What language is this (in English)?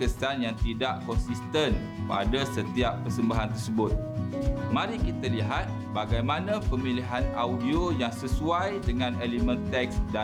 Malay